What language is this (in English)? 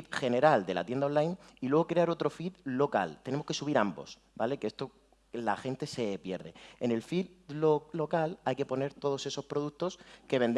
Spanish